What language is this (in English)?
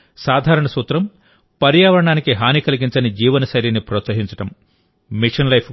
Telugu